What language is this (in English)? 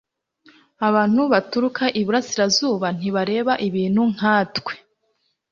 Kinyarwanda